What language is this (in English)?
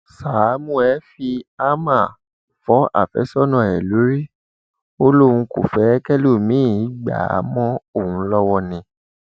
Yoruba